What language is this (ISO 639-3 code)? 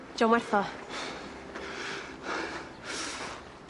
cym